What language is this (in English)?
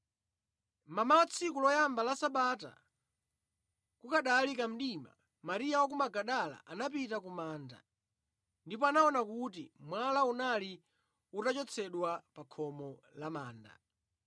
Nyanja